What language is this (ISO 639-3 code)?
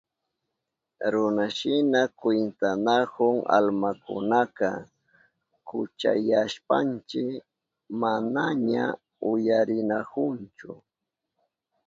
qup